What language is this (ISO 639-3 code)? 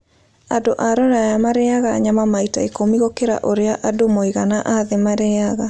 kik